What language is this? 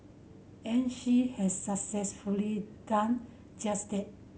English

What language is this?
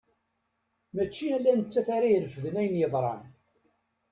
Kabyle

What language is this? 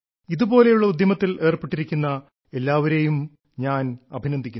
Malayalam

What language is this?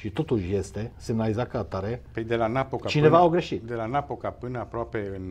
Romanian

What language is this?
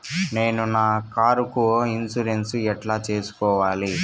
Telugu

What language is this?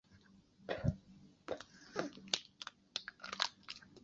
Chinese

